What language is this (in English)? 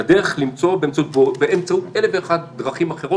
Hebrew